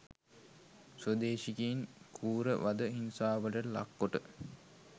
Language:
Sinhala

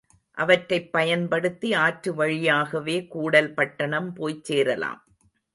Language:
Tamil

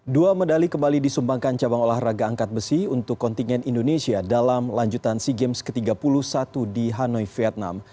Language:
Indonesian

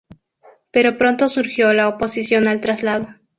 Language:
Spanish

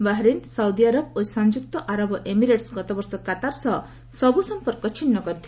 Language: Odia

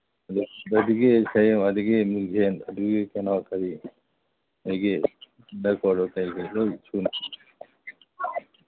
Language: Manipuri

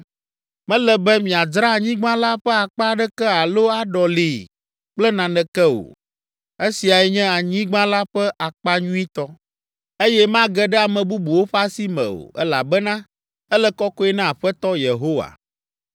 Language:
Ewe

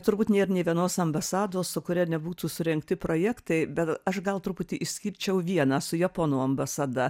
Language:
Lithuanian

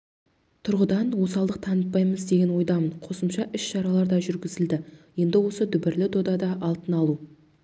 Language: Kazakh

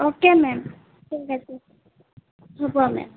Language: Assamese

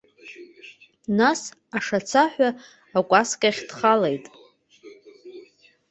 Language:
Abkhazian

